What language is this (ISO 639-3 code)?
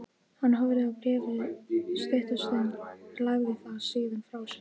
isl